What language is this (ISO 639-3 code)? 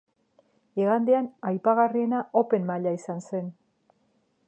eus